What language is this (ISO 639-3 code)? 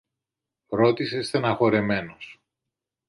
ell